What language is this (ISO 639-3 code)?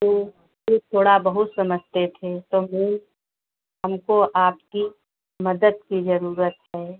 hin